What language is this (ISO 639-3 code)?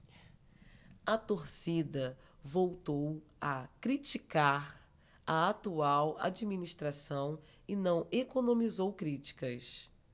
por